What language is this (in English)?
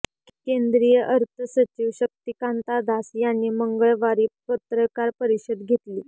Marathi